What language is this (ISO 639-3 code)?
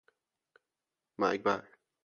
fas